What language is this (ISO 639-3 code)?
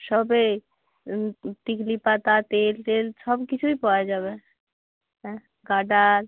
ben